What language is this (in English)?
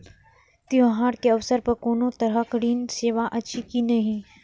Maithili